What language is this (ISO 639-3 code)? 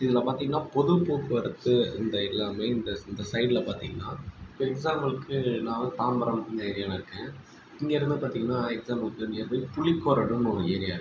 tam